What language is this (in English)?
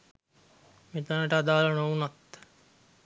Sinhala